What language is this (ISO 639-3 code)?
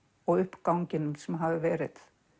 isl